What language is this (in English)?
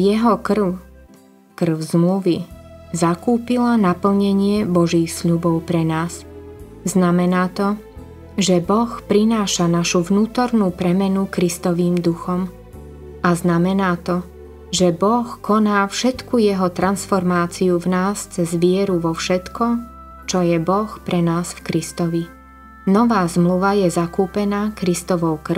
Slovak